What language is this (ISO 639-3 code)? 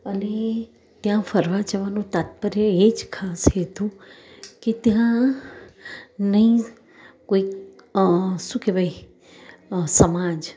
guj